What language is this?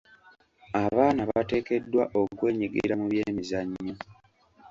Ganda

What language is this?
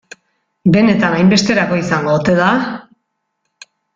Basque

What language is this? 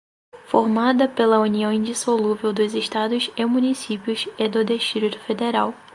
Portuguese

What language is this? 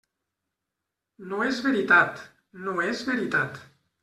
Catalan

